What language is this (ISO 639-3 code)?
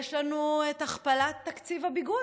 heb